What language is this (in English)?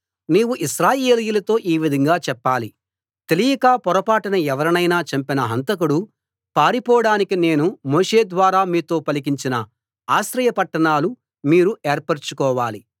Telugu